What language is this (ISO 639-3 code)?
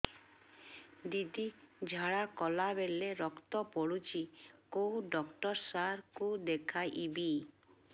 ori